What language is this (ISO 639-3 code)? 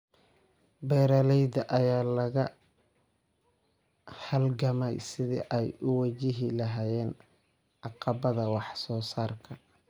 som